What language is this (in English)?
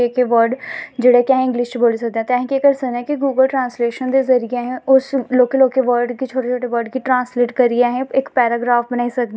Dogri